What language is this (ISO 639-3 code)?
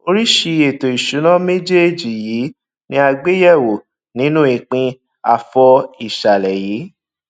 yor